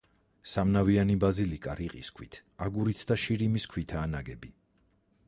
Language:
Georgian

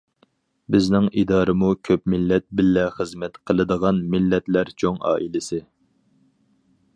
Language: Uyghur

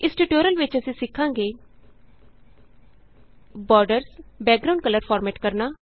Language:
Punjabi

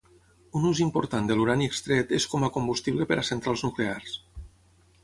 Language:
Catalan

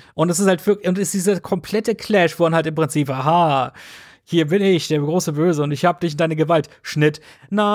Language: German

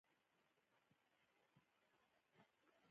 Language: Pashto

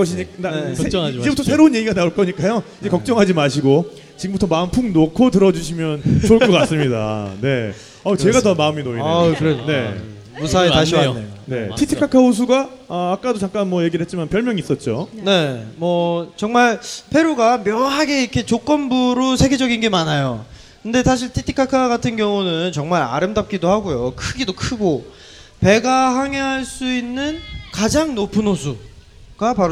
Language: Korean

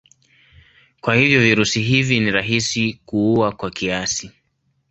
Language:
Swahili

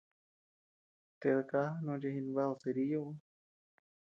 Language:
Tepeuxila Cuicatec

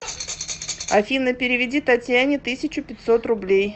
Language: Russian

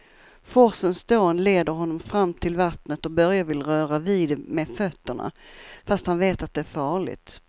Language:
Swedish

